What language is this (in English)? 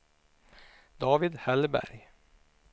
Swedish